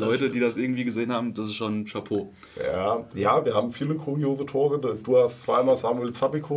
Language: German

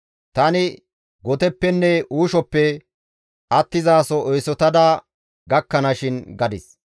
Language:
Gamo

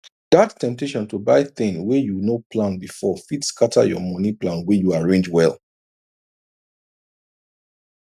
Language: Nigerian Pidgin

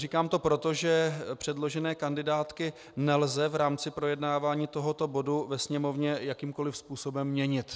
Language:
Czech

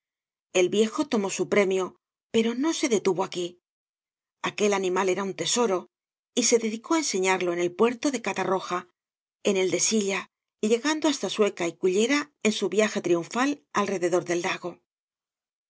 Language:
Spanish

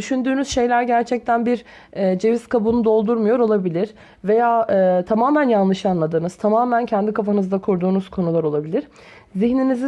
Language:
Turkish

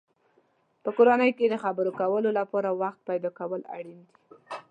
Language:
Pashto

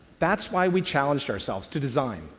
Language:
English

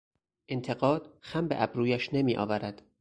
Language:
Persian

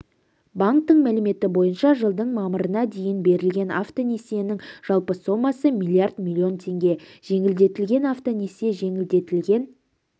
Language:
Kazakh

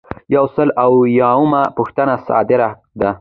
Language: Pashto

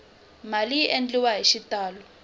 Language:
Tsonga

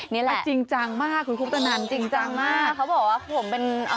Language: Thai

